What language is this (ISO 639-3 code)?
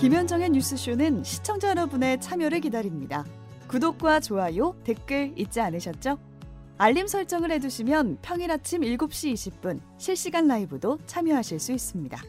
kor